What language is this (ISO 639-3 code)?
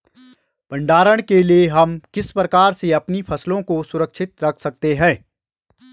hin